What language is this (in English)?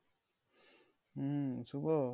Bangla